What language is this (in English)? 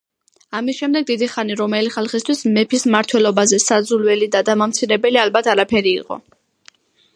Georgian